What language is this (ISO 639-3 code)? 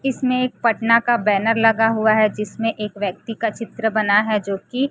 hin